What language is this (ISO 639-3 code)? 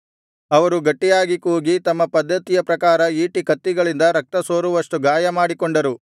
kan